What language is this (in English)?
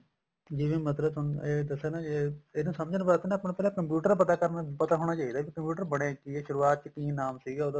Punjabi